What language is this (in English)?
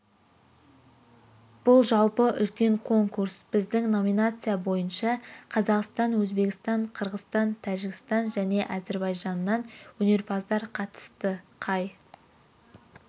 Kazakh